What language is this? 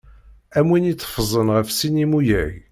Kabyle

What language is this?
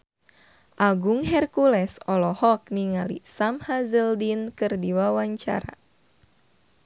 Sundanese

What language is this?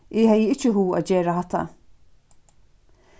Faroese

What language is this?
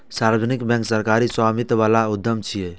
Maithili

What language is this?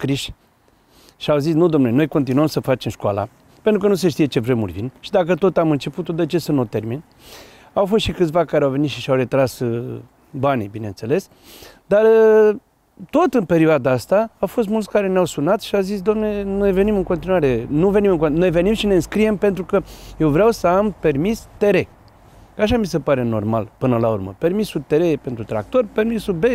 Romanian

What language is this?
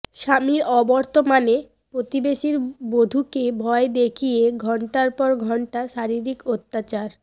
Bangla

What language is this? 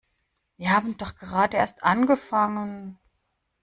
German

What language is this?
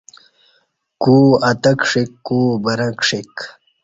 Kati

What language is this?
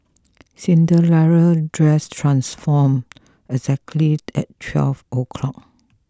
English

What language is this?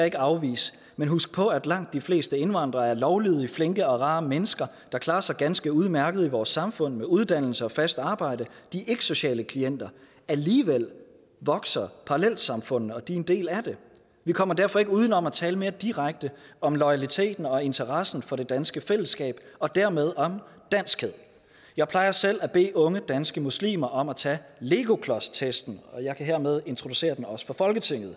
Danish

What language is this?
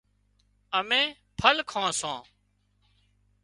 Wadiyara Koli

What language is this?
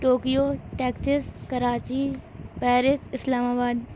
Urdu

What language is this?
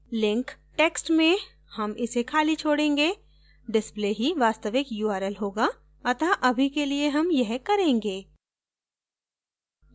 Hindi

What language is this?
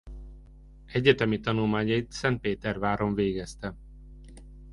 Hungarian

